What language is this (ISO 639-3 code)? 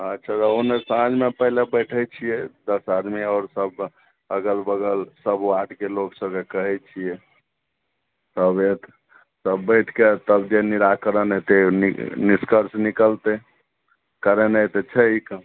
mai